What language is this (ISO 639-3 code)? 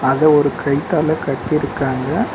tam